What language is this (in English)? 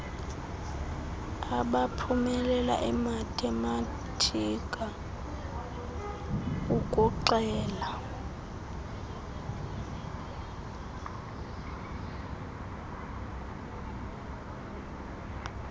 Xhosa